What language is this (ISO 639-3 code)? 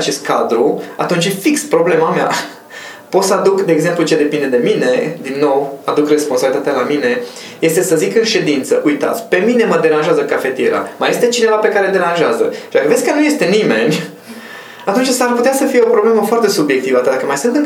ron